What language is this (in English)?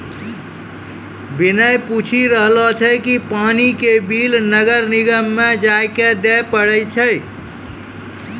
Maithili